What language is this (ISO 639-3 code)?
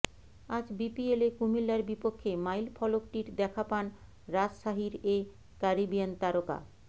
ben